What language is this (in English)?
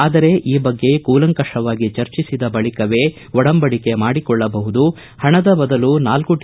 Kannada